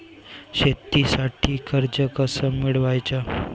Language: Marathi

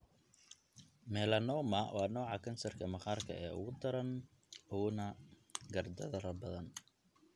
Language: Somali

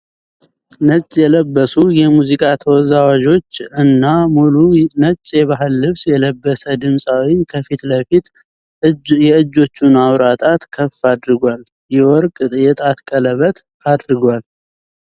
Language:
Amharic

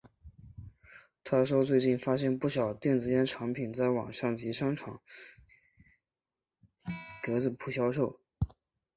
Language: Chinese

